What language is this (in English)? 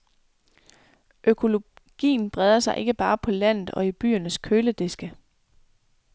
Danish